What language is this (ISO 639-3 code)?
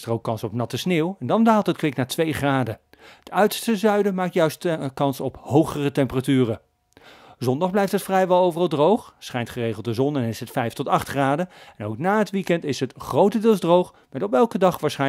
nld